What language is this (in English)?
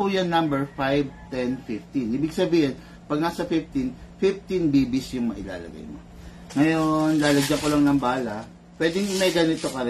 Filipino